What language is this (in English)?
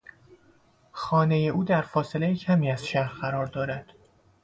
Persian